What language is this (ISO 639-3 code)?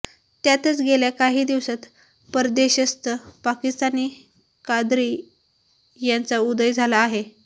mar